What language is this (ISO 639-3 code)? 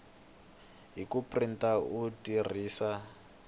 tso